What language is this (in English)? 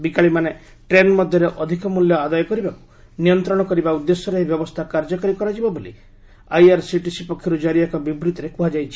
Odia